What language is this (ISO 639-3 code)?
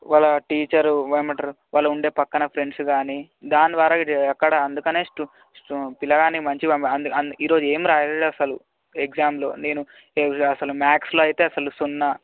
tel